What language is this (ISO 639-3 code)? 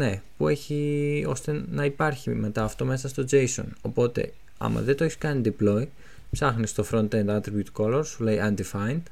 ell